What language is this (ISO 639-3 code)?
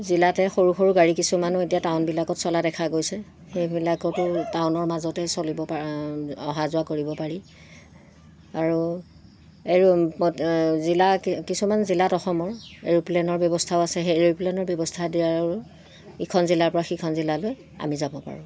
asm